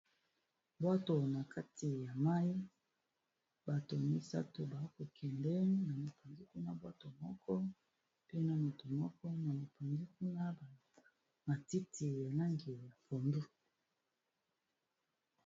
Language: Lingala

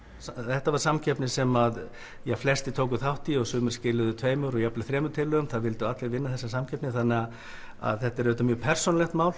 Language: Icelandic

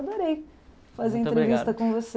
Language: Portuguese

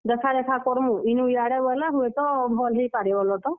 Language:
Odia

